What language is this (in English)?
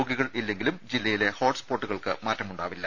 Malayalam